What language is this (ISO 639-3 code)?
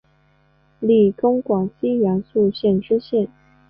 zho